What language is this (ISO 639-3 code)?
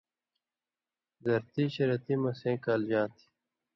mvy